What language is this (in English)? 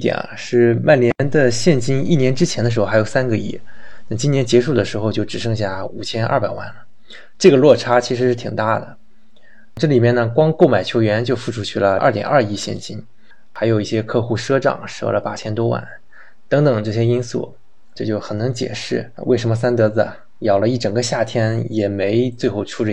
Chinese